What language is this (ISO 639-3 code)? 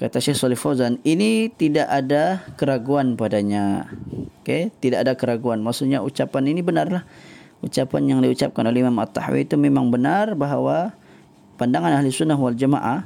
msa